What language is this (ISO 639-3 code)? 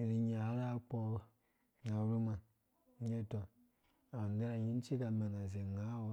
ldb